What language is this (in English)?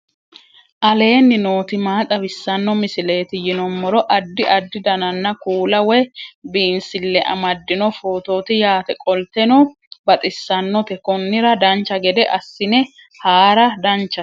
Sidamo